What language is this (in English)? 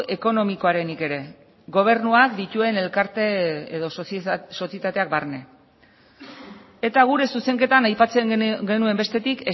Basque